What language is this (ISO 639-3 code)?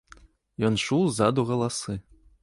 bel